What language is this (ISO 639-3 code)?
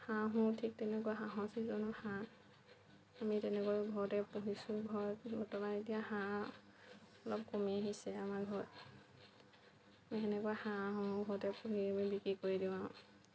asm